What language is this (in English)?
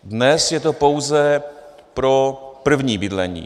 Czech